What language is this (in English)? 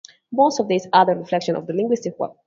English